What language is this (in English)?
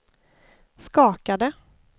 Swedish